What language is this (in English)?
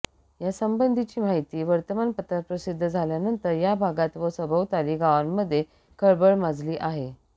Marathi